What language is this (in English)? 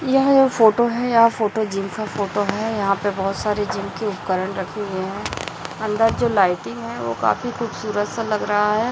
Hindi